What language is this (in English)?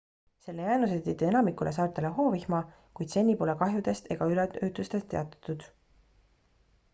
Estonian